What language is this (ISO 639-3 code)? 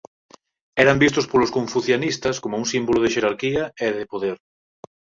glg